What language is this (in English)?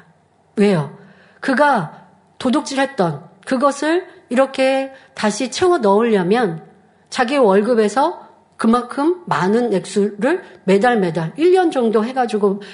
Korean